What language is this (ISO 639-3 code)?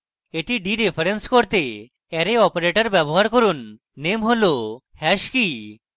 ben